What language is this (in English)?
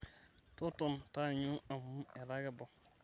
Masai